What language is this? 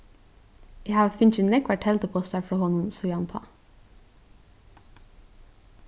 Faroese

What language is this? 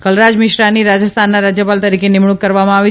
Gujarati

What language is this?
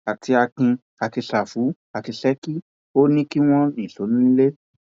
Yoruba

